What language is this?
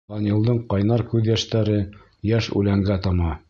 Bashkir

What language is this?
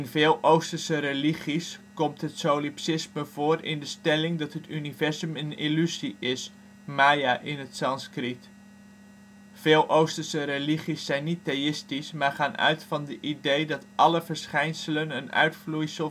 Dutch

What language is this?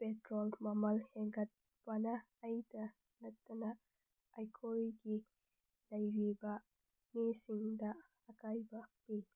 Manipuri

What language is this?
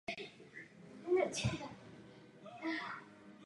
Czech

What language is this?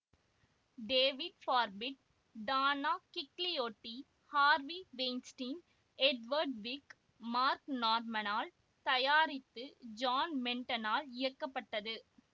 Tamil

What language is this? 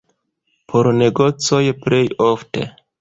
Esperanto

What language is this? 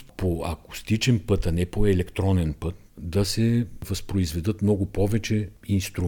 Bulgarian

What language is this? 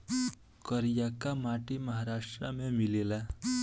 Bhojpuri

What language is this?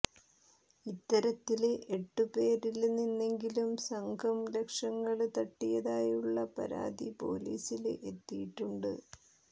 Malayalam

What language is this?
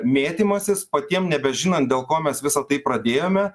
Lithuanian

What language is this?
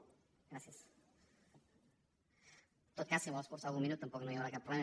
Catalan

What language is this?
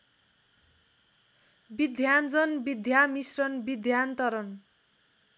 Nepali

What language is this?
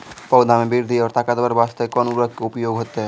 Maithili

